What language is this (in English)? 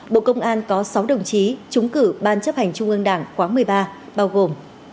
Vietnamese